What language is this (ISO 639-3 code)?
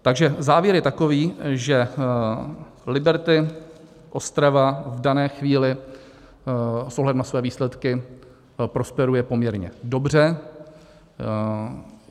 ces